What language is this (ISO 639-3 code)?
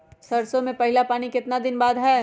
mag